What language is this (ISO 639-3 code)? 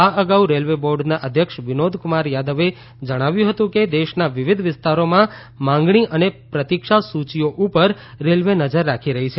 guj